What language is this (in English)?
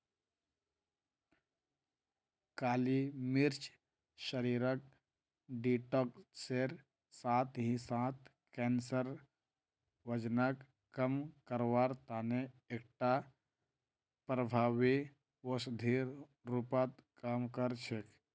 Magahi